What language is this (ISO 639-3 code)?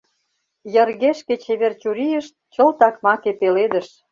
chm